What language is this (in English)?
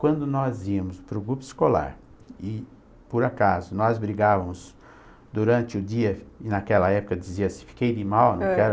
Portuguese